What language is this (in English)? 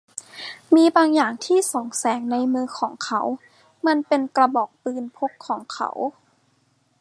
Thai